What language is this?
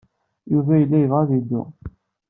Kabyle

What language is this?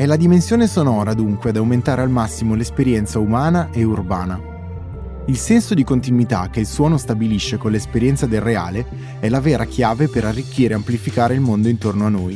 Italian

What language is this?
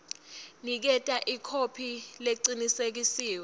Swati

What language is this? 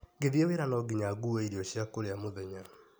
Kikuyu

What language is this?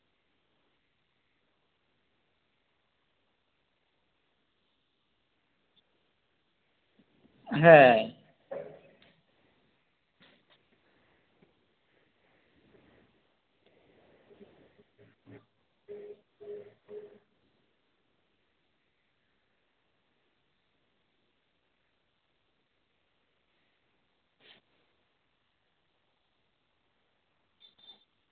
Santali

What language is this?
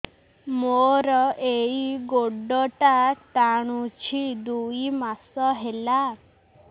Odia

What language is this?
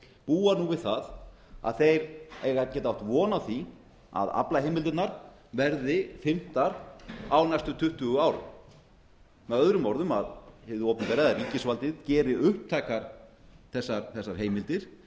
Icelandic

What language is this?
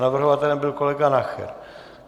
Czech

